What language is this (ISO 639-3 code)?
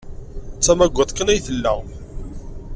kab